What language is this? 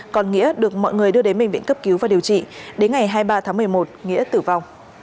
Vietnamese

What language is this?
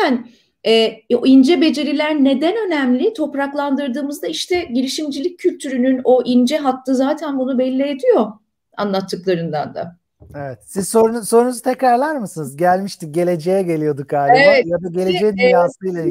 Turkish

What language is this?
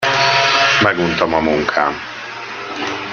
Hungarian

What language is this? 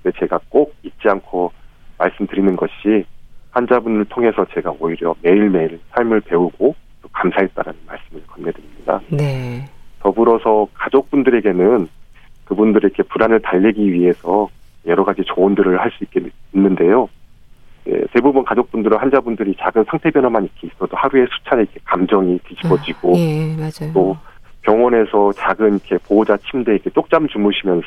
Korean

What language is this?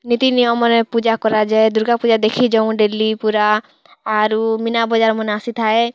Odia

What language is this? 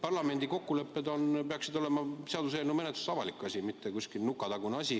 Estonian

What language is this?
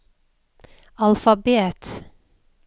Norwegian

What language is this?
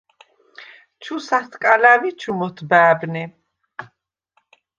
Svan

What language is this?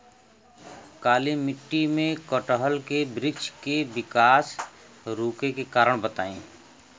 Bhojpuri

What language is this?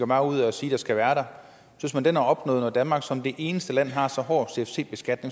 Danish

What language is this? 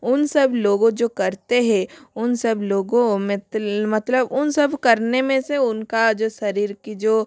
Hindi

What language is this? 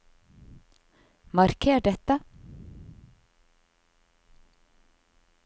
Norwegian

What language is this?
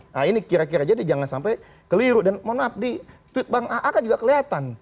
Indonesian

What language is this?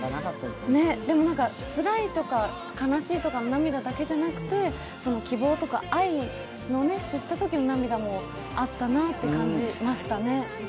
Japanese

